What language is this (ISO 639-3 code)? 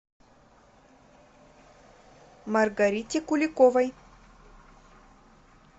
rus